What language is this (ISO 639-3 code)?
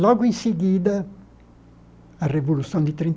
por